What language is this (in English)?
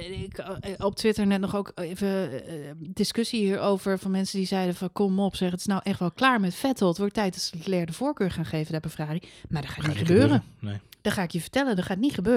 Dutch